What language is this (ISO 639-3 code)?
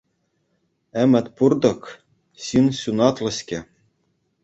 chv